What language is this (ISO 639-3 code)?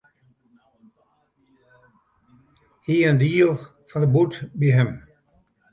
fry